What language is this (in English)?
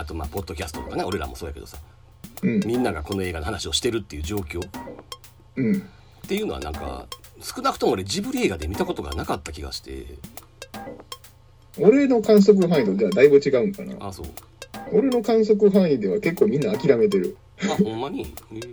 Japanese